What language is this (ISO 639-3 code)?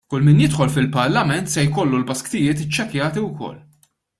mlt